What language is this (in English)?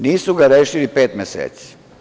Serbian